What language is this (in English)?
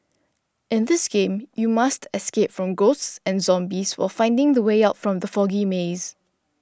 English